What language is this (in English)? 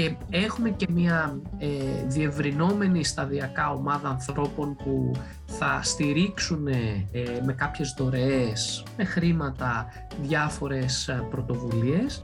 Greek